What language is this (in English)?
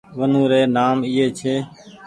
Goaria